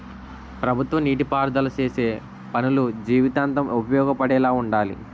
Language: Telugu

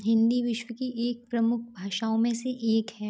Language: Hindi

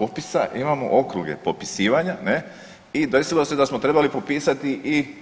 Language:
Croatian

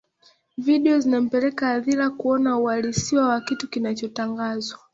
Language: Swahili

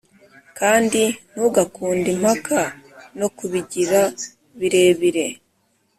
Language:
Kinyarwanda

